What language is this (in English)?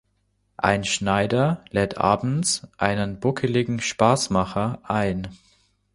German